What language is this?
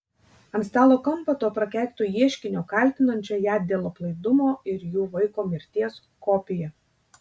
Lithuanian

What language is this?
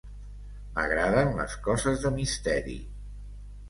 Catalan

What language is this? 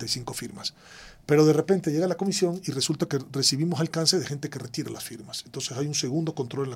Spanish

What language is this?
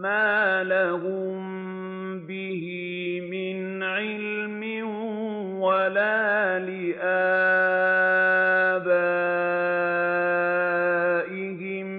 Arabic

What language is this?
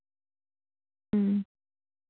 Santali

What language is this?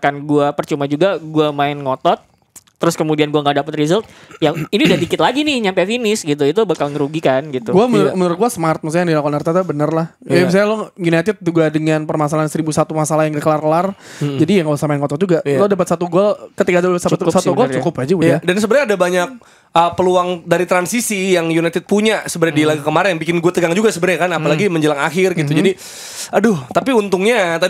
Indonesian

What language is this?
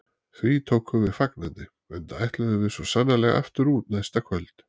Icelandic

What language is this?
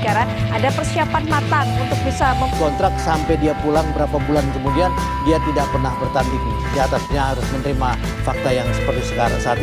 Indonesian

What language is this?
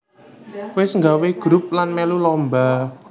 Javanese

